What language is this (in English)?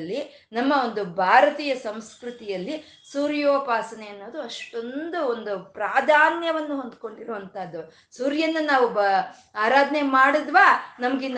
Kannada